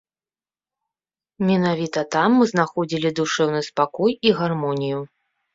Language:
Belarusian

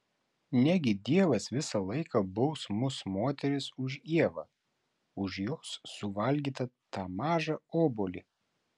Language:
Lithuanian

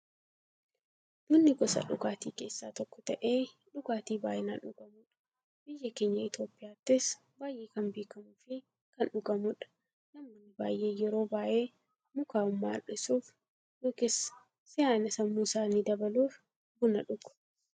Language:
Oromo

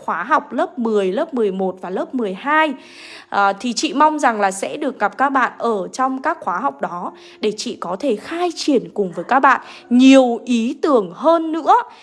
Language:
Vietnamese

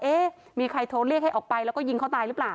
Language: Thai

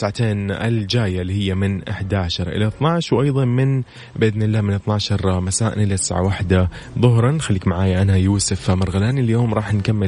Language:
Arabic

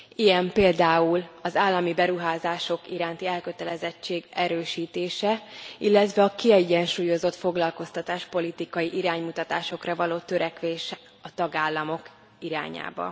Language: Hungarian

